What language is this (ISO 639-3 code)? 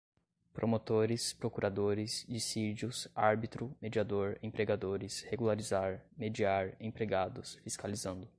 por